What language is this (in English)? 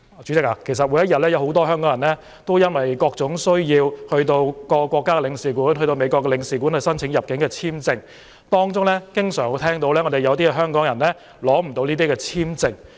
Cantonese